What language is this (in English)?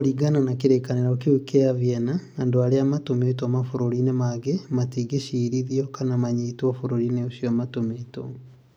Kikuyu